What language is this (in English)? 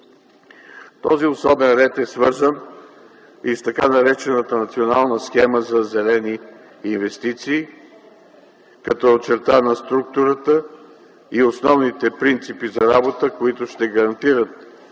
Bulgarian